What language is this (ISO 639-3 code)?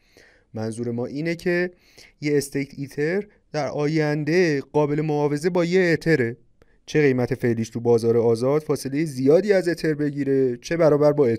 fas